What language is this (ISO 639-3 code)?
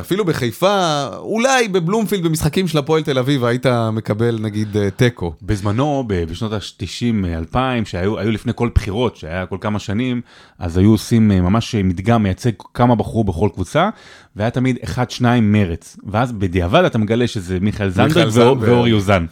heb